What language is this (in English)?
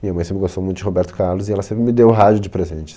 Portuguese